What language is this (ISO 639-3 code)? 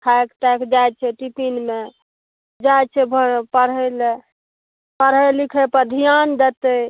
mai